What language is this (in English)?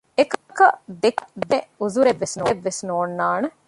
Divehi